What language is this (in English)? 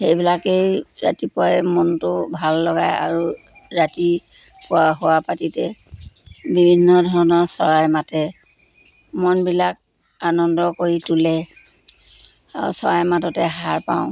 Assamese